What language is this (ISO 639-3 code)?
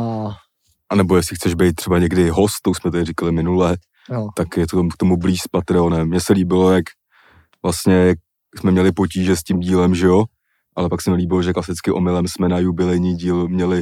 ces